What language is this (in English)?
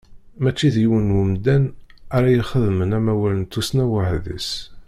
Kabyle